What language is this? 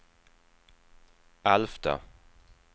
Swedish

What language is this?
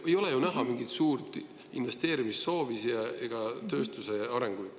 Estonian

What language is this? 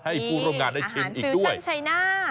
Thai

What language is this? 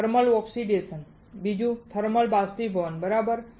Gujarati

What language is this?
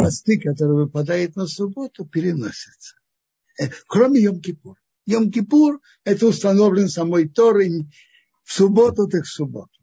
Russian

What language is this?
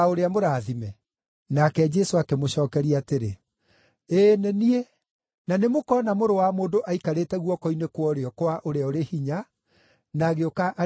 Kikuyu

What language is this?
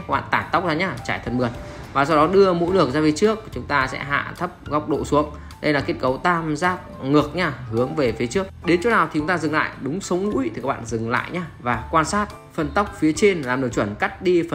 Vietnamese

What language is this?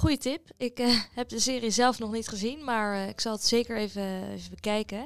Dutch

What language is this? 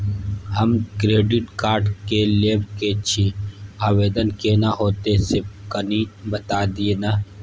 Maithili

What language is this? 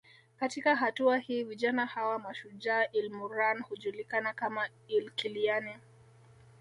Swahili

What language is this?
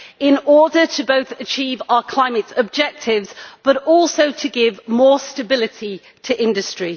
English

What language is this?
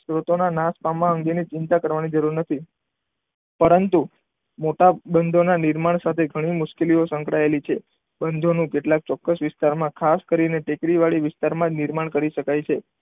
Gujarati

